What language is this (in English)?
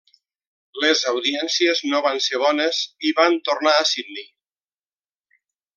Catalan